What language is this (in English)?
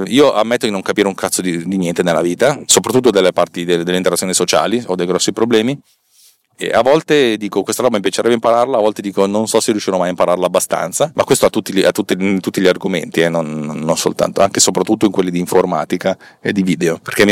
Italian